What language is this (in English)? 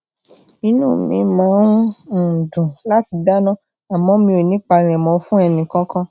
Yoruba